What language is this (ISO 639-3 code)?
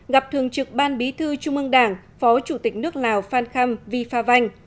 vie